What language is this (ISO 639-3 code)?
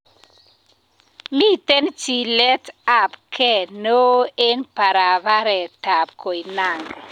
kln